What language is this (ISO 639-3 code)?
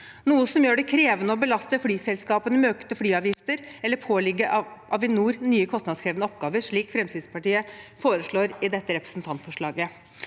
nor